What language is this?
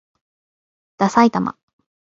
Japanese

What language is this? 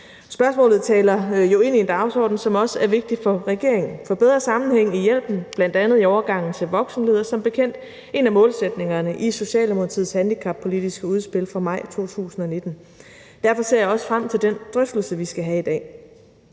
Danish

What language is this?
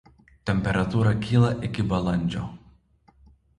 Lithuanian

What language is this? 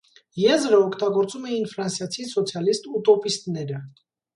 Armenian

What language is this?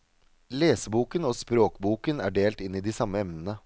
Norwegian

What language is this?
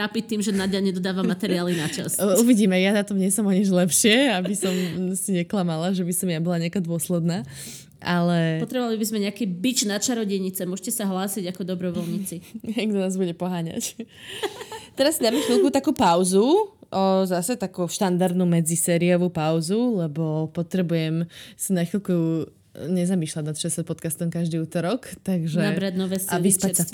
Slovak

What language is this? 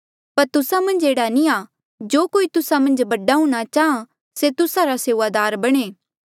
Mandeali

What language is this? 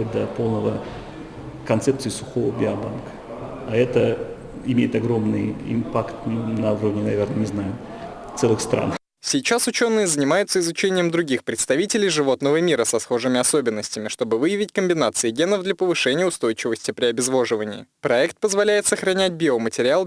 Russian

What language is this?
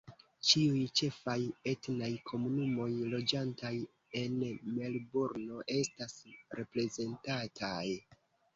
Esperanto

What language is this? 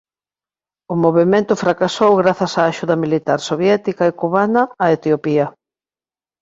Galician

